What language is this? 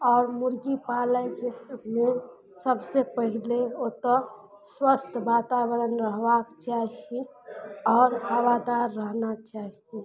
Maithili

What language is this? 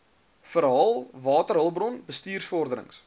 Afrikaans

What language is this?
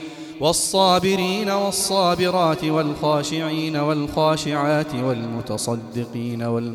Arabic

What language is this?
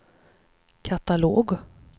Swedish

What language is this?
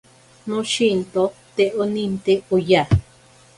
Ashéninka Perené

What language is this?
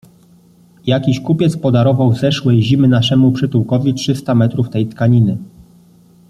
Polish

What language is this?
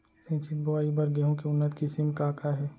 Chhattisgarhi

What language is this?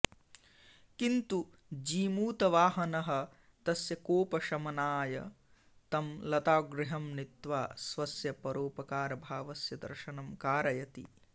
Sanskrit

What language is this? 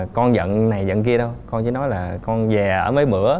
Vietnamese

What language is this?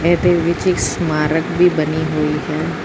Punjabi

